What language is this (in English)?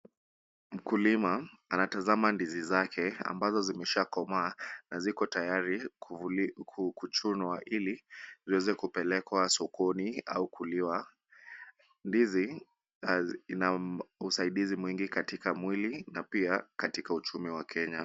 Swahili